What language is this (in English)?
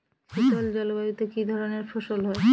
Bangla